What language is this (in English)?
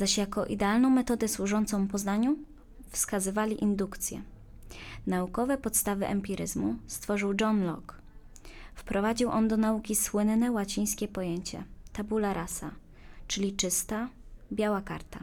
Polish